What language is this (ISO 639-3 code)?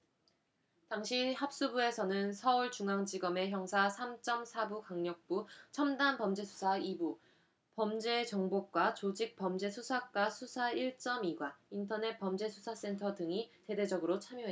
kor